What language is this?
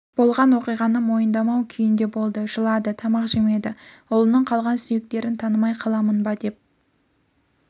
Kazakh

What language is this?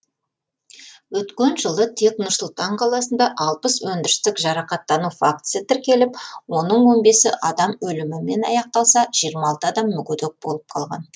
Kazakh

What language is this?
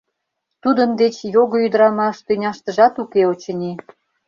Mari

